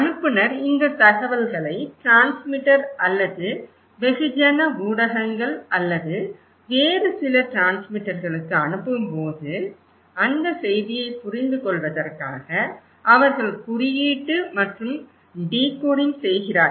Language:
Tamil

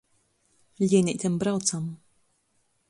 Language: Latgalian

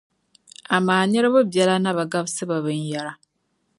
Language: Dagbani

